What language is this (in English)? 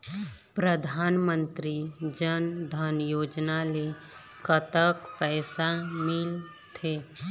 Chhattisgarhi